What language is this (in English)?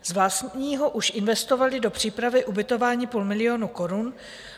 Czech